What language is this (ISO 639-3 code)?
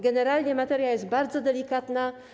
pol